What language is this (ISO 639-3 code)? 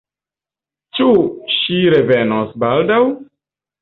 epo